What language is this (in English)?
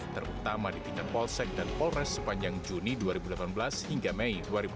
Indonesian